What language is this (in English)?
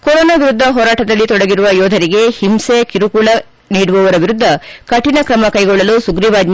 Kannada